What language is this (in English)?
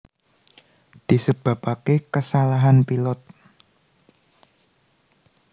Javanese